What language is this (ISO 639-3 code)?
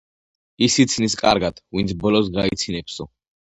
kat